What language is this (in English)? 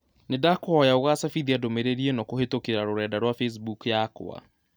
Kikuyu